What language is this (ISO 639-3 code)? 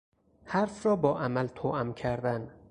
fas